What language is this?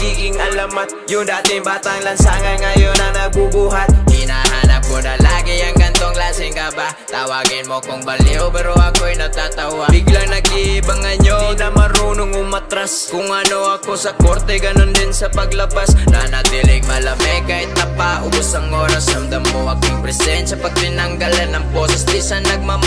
Indonesian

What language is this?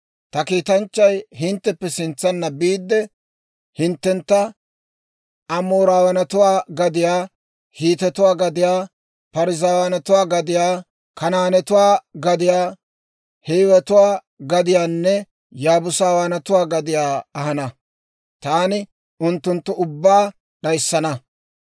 Dawro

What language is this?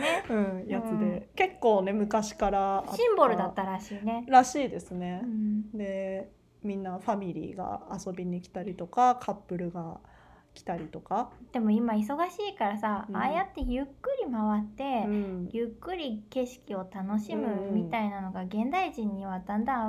Japanese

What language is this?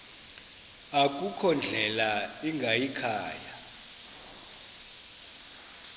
Xhosa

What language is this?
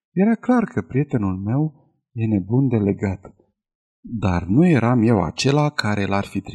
Romanian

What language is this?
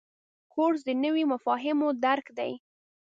Pashto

